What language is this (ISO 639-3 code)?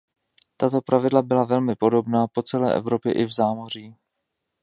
ces